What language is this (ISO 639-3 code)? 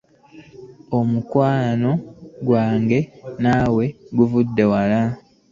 lug